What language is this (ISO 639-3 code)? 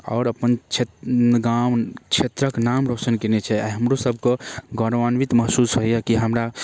mai